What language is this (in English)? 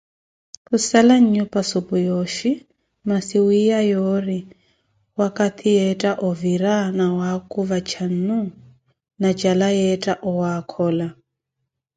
Koti